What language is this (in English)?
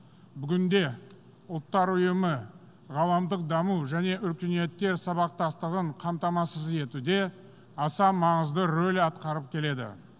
Kazakh